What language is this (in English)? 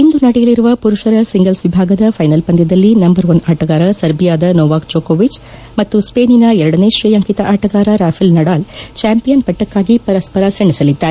Kannada